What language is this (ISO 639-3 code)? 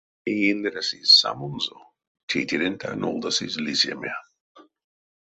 myv